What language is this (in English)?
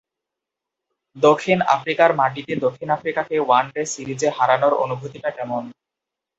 Bangla